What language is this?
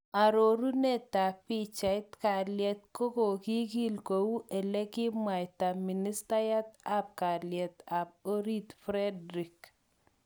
Kalenjin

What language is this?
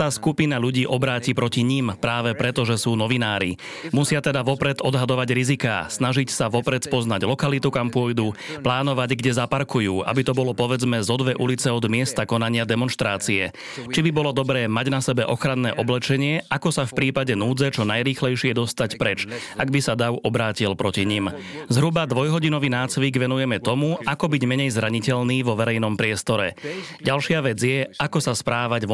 Slovak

